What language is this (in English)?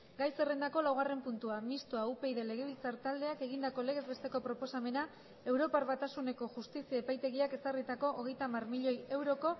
Basque